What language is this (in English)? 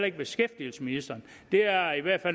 Danish